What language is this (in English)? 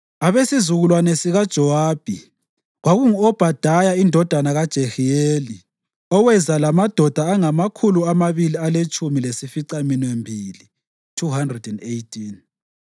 North Ndebele